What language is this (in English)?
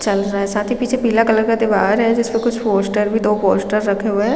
Hindi